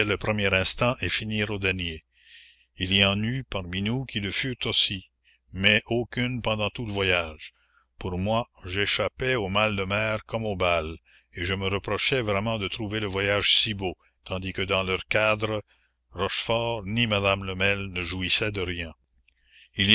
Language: French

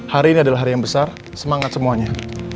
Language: Indonesian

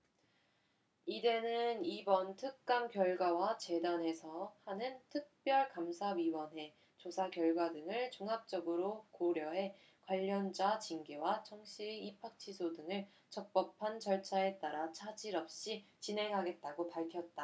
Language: Korean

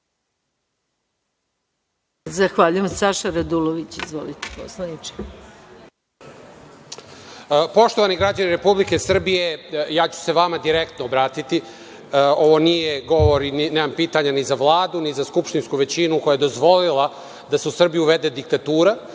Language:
Serbian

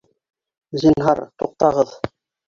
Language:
Bashkir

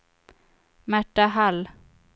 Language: Swedish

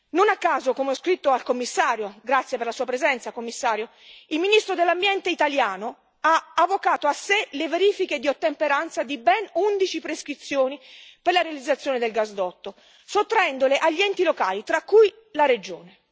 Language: Italian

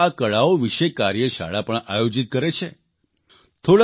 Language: Gujarati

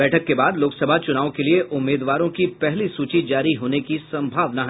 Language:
Hindi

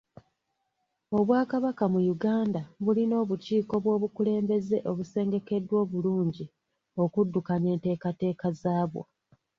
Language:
Ganda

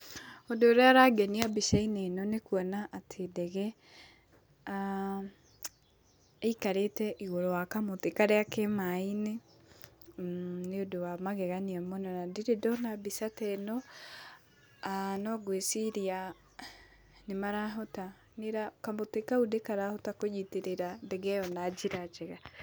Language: Kikuyu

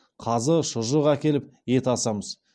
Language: Kazakh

